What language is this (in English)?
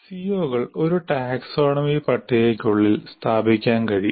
Malayalam